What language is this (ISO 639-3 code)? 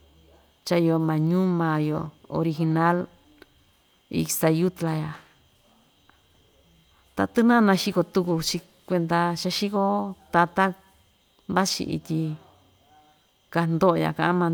vmj